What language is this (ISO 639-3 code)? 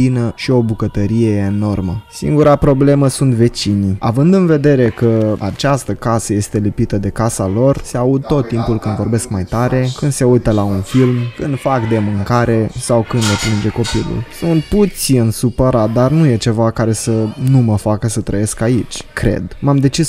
ron